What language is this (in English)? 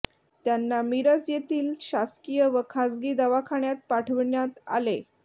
Marathi